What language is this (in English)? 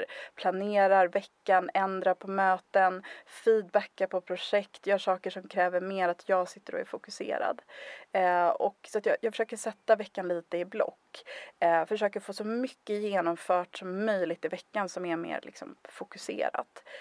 Swedish